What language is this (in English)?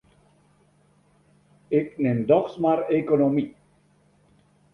Western Frisian